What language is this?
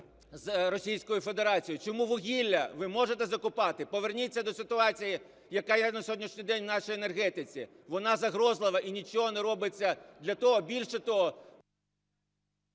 Ukrainian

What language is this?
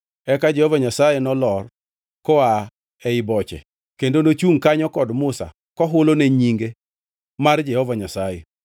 Luo (Kenya and Tanzania)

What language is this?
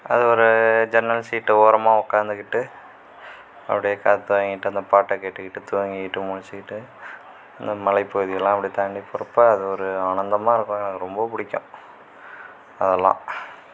Tamil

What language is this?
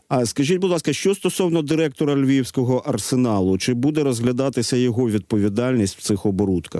Ukrainian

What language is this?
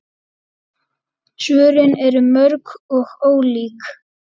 Icelandic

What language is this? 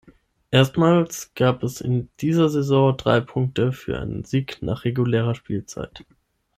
German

